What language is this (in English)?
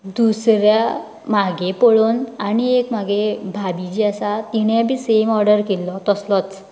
Konkani